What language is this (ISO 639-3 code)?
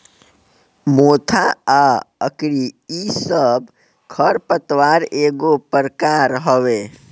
bho